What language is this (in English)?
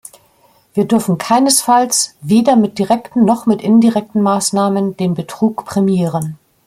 German